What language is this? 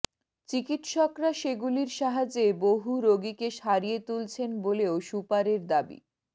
Bangla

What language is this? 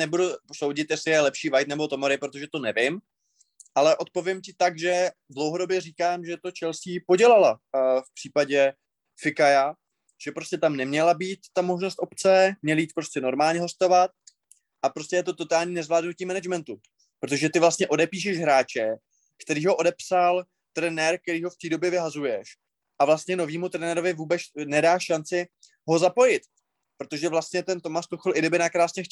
Czech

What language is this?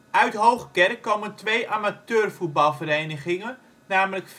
Dutch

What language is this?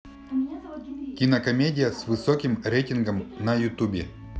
Russian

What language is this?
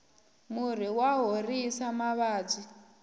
Tsonga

